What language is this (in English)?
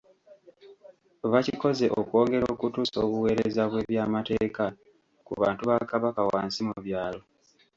Ganda